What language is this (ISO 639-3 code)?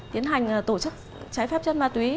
vie